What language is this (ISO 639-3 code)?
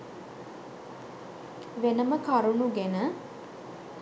sin